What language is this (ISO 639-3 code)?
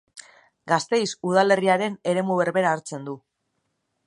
eus